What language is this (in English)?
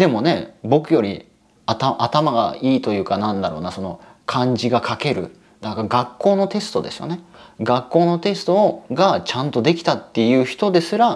Japanese